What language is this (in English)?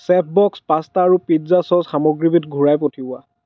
Assamese